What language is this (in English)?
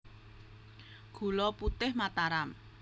Javanese